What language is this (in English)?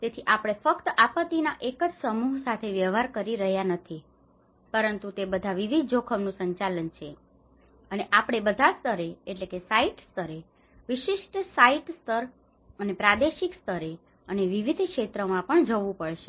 Gujarati